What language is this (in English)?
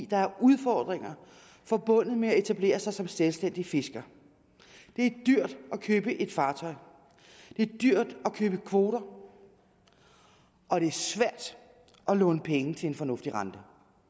Danish